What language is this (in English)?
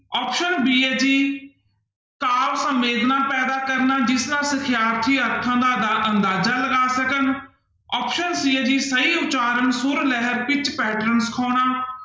Punjabi